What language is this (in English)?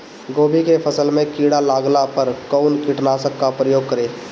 Bhojpuri